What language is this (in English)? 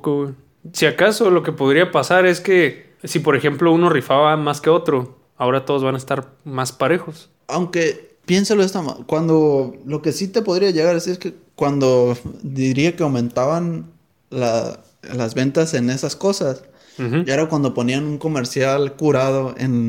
Spanish